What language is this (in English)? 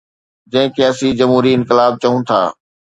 Sindhi